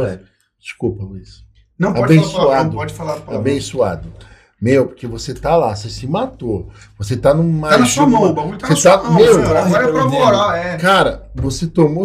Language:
Portuguese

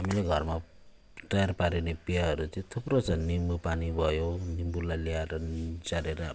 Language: Nepali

